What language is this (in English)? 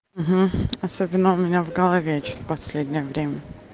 Russian